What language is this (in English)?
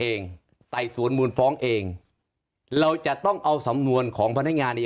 Thai